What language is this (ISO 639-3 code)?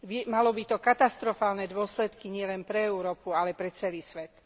slk